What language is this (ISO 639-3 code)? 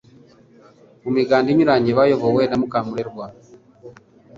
kin